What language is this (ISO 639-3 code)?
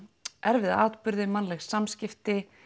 isl